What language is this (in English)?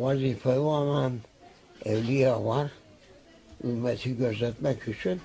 Turkish